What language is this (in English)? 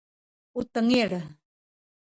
Sakizaya